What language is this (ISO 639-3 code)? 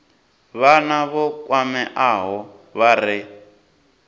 ven